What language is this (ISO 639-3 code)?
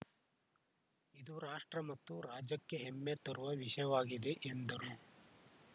kan